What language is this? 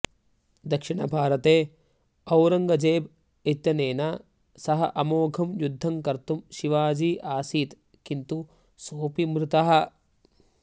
Sanskrit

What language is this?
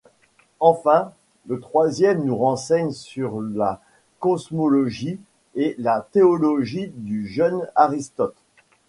French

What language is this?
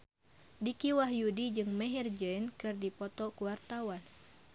Sundanese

